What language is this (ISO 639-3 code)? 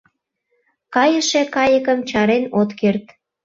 chm